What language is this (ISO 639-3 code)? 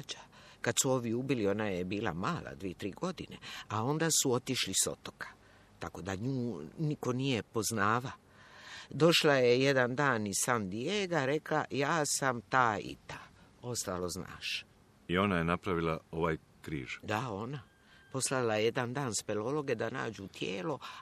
hrv